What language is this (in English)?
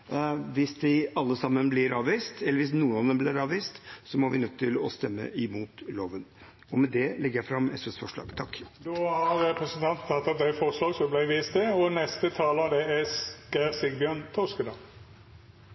Norwegian